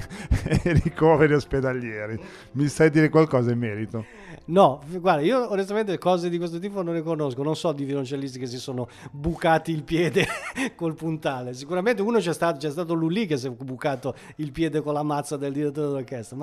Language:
Italian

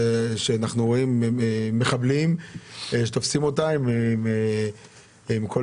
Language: Hebrew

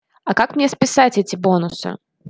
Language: Russian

